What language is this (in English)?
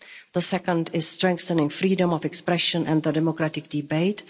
English